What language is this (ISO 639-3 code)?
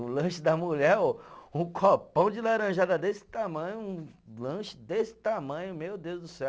por